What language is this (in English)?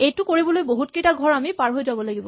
Assamese